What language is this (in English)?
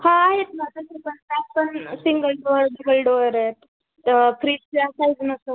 Marathi